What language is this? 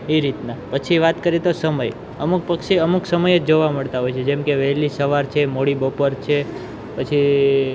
Gujarati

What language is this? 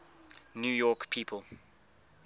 English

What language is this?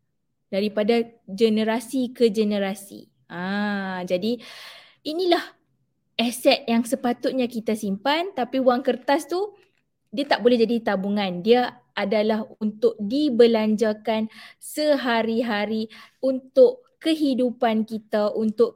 Malay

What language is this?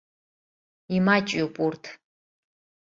Abkhazian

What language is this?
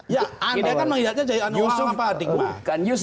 Indonesian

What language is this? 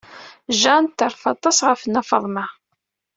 Kabyle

